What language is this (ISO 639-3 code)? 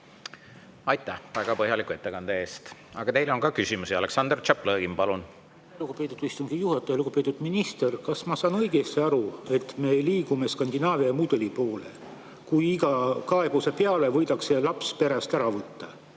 est